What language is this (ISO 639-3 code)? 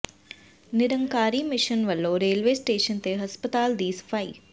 pan